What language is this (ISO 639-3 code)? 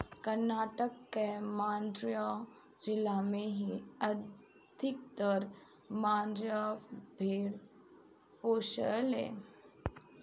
bho